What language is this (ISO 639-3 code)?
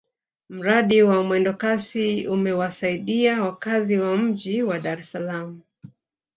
swa